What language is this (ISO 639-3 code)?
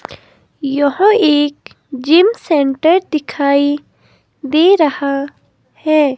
hin